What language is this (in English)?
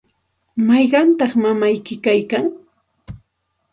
Santa Ana de Tusi Pasco Quechua